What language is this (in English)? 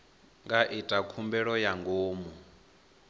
Venda